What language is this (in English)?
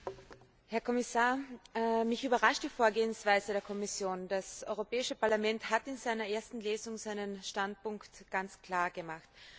German